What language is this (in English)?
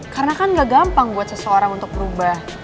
Indonesian